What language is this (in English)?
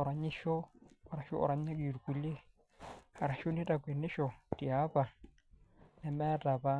Masai